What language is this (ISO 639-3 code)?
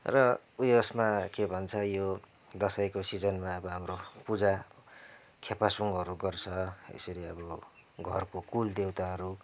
nep